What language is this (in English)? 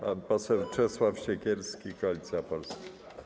Polish